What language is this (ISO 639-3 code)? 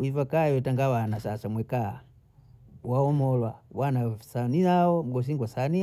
bou